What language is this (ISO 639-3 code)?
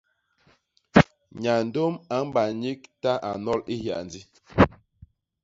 bas